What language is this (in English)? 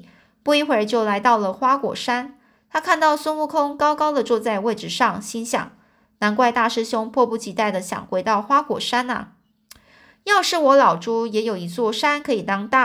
Chinese